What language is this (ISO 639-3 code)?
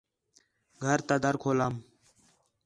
xhe